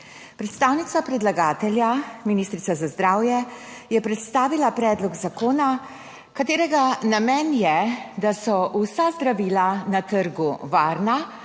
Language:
Slovenian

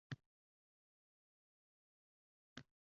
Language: Uzbek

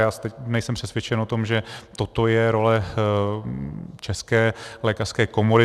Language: Czech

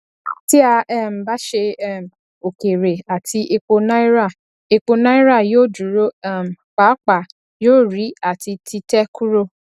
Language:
Yoruba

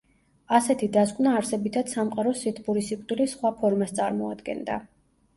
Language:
Georgian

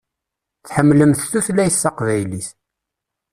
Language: Kabyle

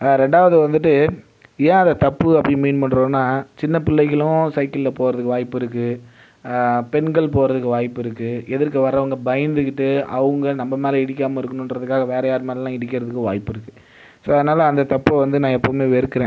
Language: Tamil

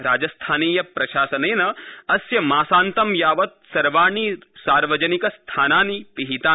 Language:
Sanskrit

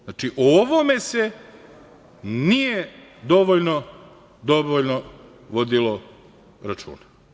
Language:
Serbian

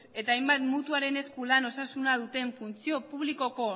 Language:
Basque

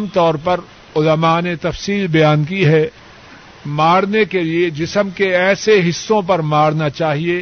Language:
Urdu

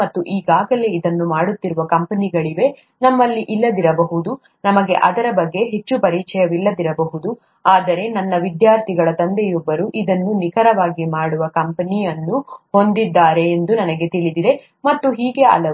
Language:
Kannada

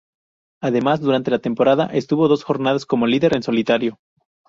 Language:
Spanish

